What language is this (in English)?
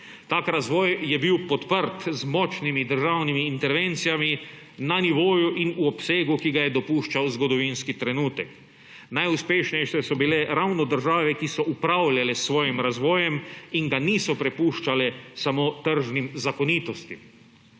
Slovenian